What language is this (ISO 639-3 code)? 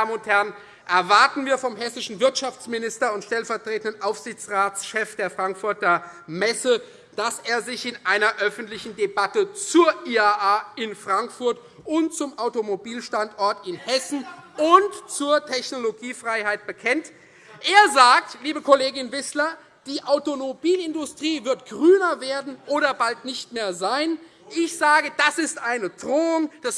deu